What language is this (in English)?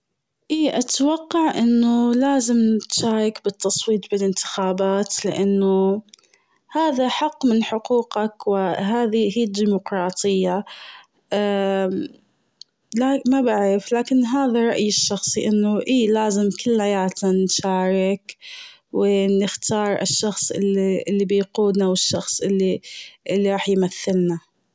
Gulf Arabic